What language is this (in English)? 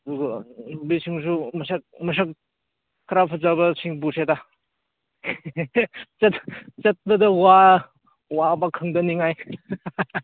Manipuri